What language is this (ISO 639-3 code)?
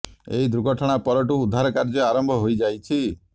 ori